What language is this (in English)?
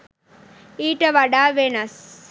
Sinhala